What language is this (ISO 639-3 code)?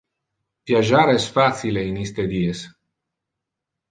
ina